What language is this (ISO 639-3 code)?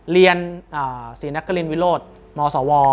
tha